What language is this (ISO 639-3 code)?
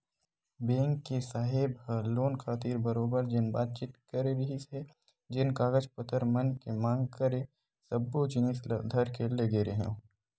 hne